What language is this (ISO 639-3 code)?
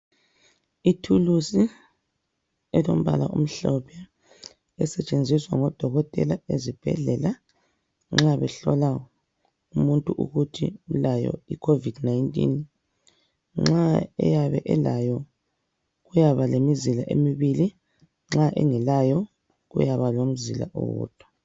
nde